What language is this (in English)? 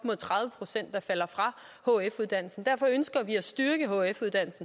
Danish